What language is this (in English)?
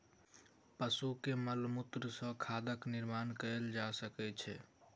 Maithili